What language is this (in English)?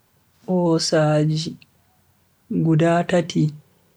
Bagirmi Fulfulde